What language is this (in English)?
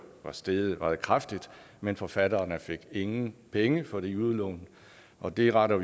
Danish